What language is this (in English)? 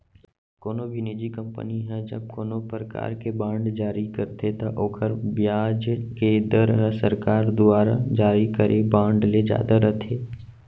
Chhattisgarhi